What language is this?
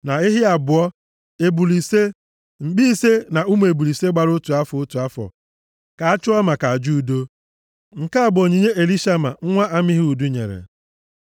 Igbo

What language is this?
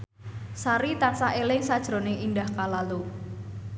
Javanese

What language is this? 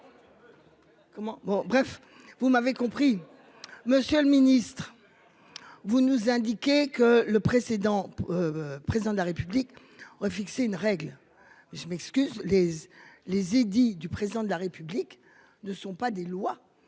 French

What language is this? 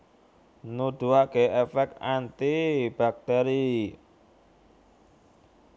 Javanese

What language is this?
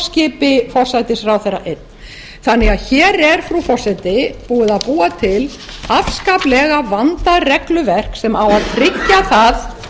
Icelandic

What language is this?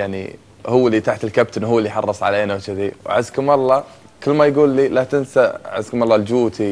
Arabic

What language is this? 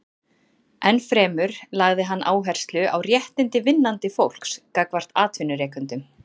Icelandic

